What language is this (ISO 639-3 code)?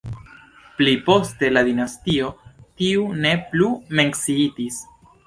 epo